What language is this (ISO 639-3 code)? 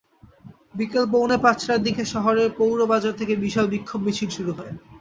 ben